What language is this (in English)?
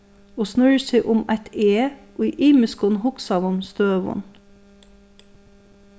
Faroese